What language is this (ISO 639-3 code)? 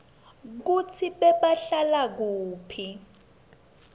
ssw